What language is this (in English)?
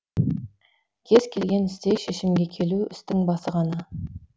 Kazakh